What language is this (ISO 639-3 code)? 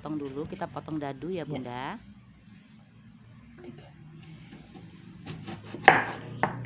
ind